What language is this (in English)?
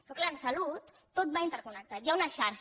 Catalan